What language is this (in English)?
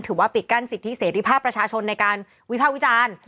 Thai